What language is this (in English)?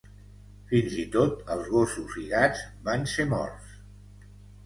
Catalan